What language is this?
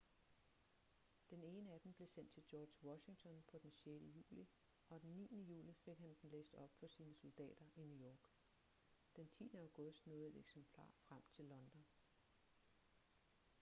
Danish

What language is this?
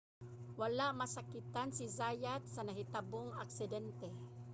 Cebuano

